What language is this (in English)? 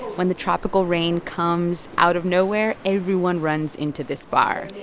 English